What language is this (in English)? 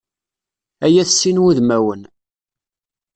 Kabyle